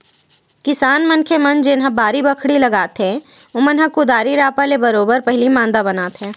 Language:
Chhattisgarhi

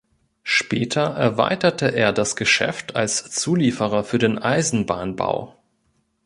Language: German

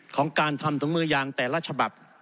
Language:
Thai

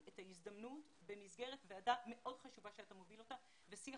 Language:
Hebrew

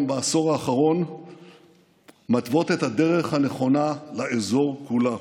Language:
Hebrew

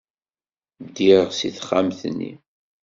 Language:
Kabyle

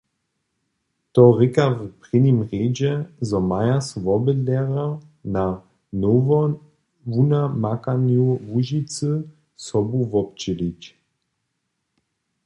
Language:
Upper Sorbian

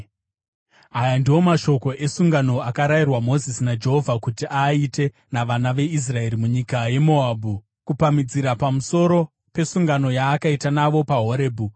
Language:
Shona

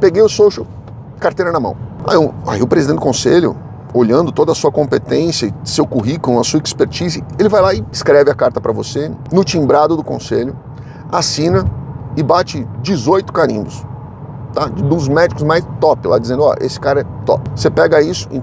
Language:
Portuguese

